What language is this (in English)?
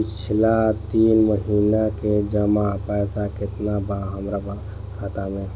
Bhojpuri